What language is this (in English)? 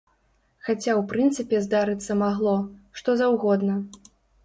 Belarusian